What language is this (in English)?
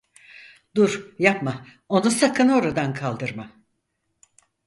Turkish